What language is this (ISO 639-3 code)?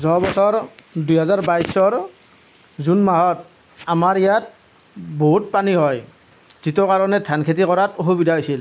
asm